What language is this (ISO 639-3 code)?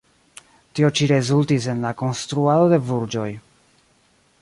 epo